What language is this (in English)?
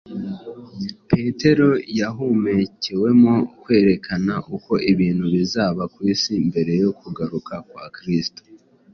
Kinyarwanda